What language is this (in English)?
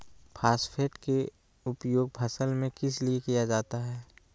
Magahi